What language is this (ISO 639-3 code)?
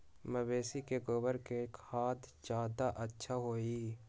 mag